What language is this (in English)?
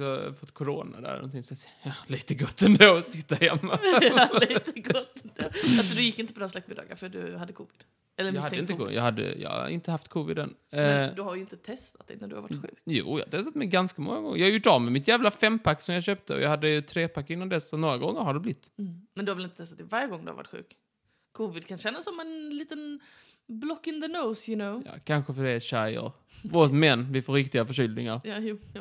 Swedish